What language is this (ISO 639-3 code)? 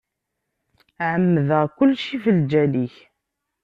kab